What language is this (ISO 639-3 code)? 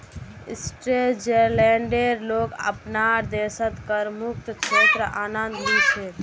mag